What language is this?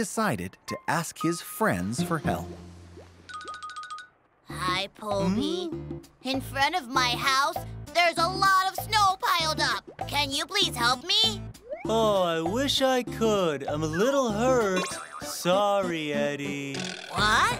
English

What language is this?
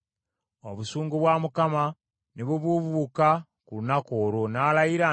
Ganda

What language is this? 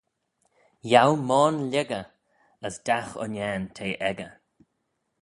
Manx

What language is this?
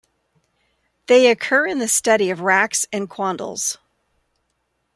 English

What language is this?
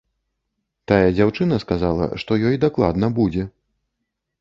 Belarusian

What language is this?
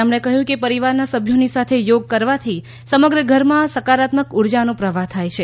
Gujarati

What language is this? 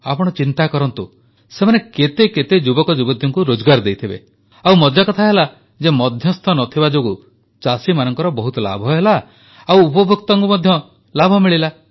Odia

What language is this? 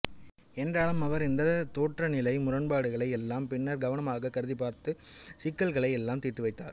Tamil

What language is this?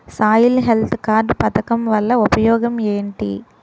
Telugu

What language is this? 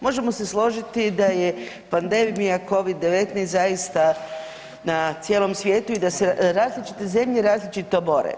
Croatian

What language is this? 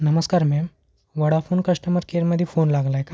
Marathi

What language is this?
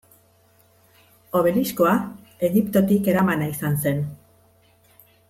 Basque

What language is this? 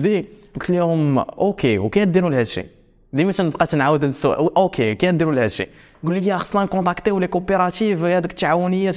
Arabic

